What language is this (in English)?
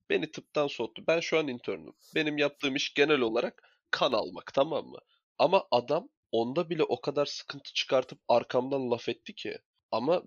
Turkish